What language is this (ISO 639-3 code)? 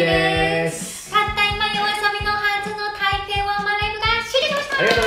jpn